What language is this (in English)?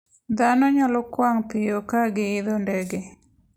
Luo (Kenya and Tanzania)